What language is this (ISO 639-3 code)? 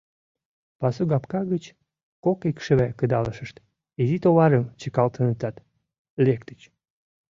chm